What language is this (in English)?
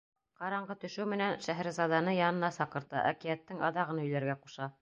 Bashkir